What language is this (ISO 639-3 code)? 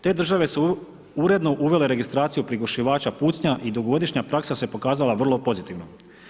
hrv